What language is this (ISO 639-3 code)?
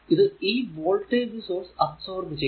mal